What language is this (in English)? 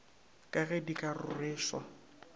Northern Sotho